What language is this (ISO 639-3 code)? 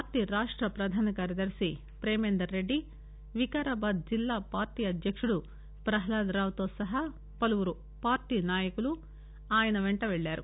tel